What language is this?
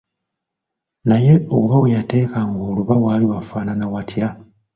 Ganda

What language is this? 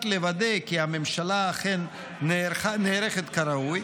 Hebrew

